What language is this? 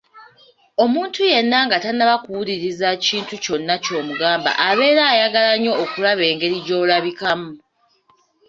Ganda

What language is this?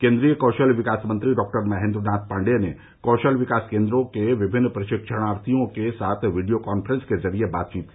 Hindi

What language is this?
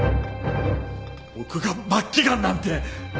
Japanese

